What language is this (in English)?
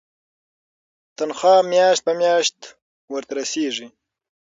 Pashto